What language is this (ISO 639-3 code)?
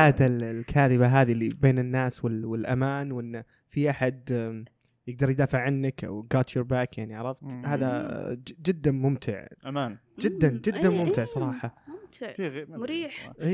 ara